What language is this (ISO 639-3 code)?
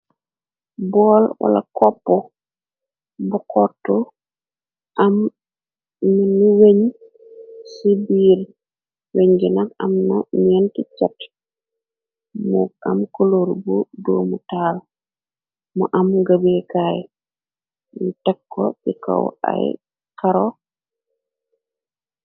wol